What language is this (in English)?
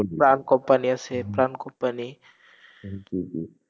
Bangla